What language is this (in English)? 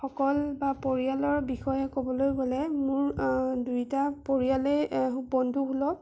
Assamese